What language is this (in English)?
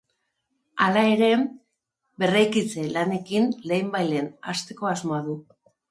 Basque